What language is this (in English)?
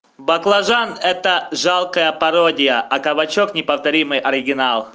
Russian